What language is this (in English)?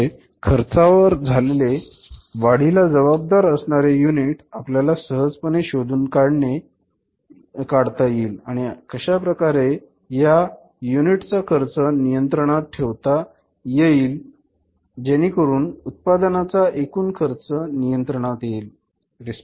Marathi